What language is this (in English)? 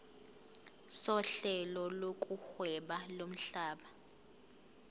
Zulu